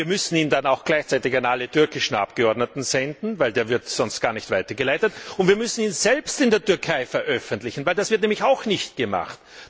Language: German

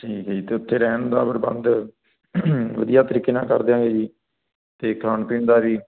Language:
Punjabi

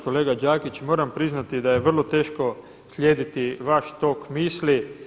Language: Croatian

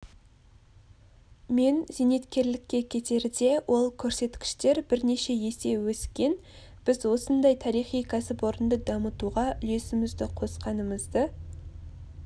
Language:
Kazakh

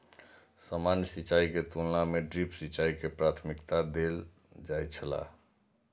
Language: Maithili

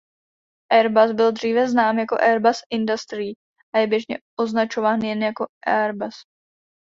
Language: Czech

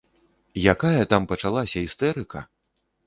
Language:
Belarusian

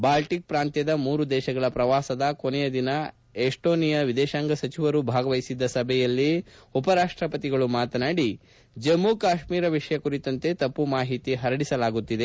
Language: Kannada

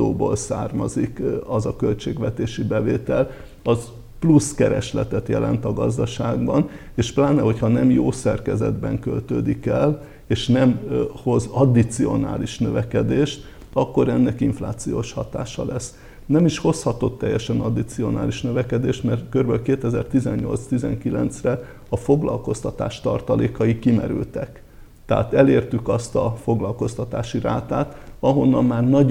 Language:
Hungarian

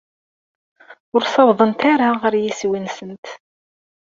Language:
Kabyle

